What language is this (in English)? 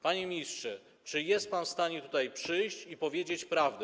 Polish